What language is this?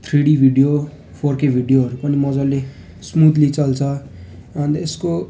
Nepali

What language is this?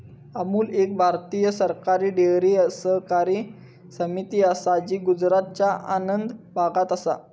Marathi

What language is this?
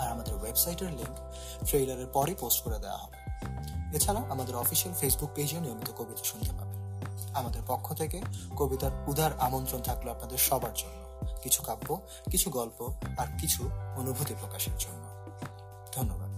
Bangla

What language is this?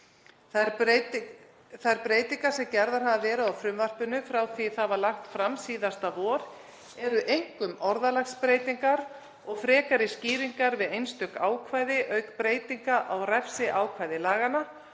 Icelandic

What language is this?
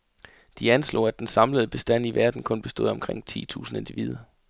Danish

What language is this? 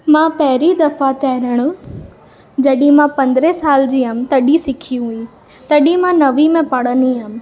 Sindhi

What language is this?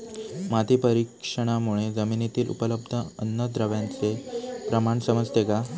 Marathi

